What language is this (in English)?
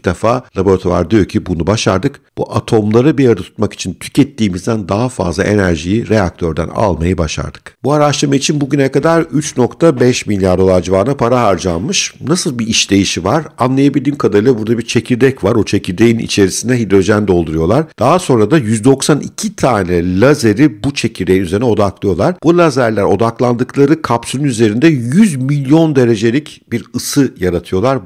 Turkish